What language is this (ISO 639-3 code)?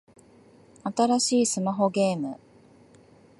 jpn